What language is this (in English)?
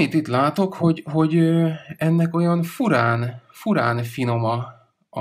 Hungarian